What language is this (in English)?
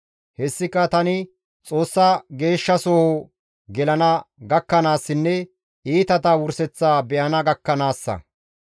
Gamo